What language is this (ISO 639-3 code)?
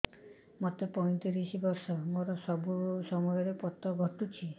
ori